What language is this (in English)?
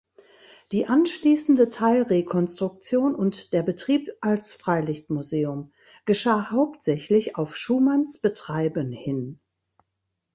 German